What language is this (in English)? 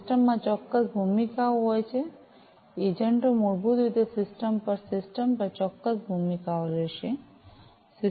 Gujarati